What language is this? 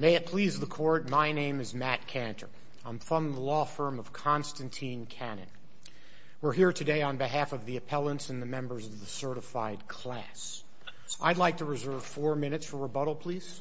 English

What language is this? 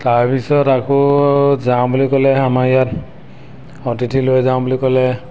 Assamese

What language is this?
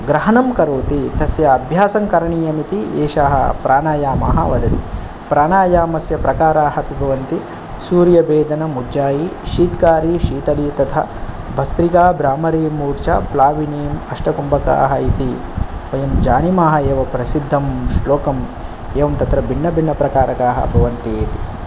Sanskrit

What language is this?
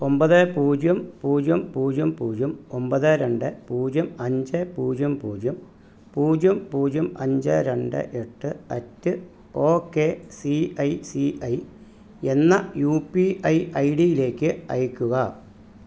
Malayalam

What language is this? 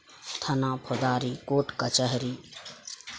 Maithili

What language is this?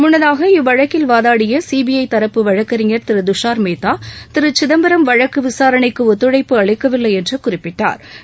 Tamil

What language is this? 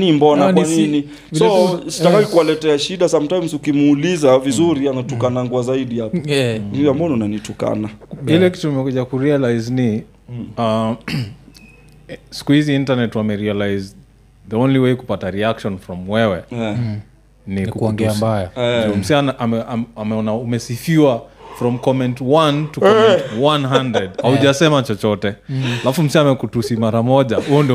Swahili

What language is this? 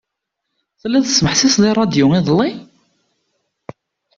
Kabyle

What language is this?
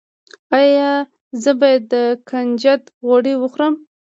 Pashto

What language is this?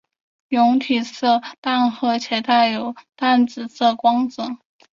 Chinese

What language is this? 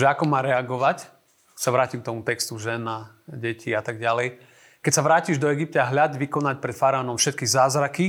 Slovak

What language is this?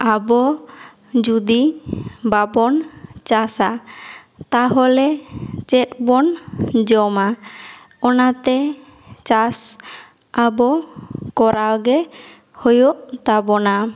Santali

